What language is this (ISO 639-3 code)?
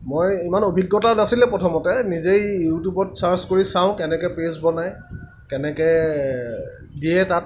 asm